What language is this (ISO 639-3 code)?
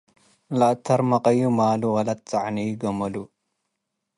tig